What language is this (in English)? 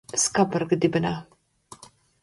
Latvian